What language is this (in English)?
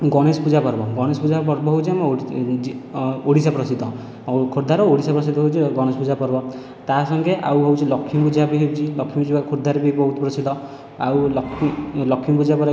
Odia